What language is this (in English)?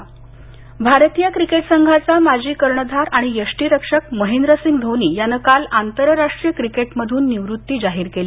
Marathi